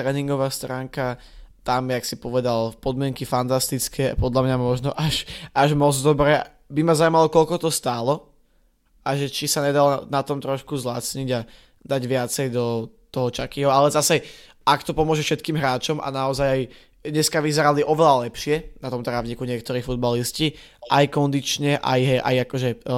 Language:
Slovak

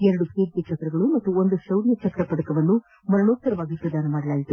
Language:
Kannada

